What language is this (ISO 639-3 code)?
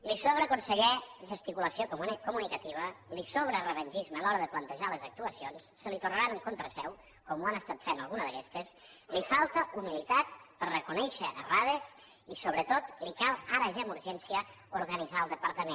cat